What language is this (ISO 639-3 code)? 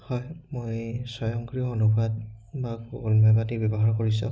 asm